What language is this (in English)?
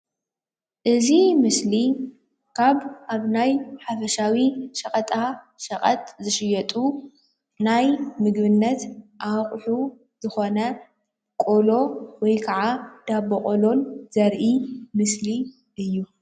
Tigrinya